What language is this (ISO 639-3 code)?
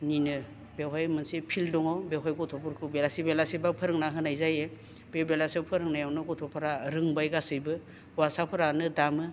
brx